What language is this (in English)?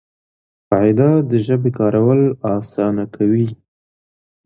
Pashto